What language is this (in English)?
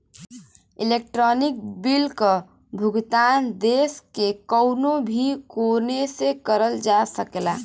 Bhojpuri